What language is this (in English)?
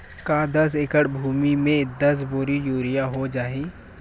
Chhattisgarhi